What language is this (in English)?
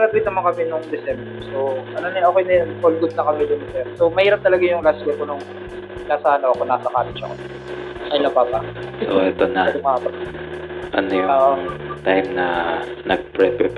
Filipino